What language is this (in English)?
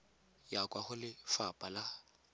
Tswana